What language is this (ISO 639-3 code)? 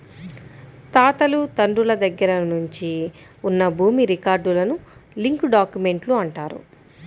tel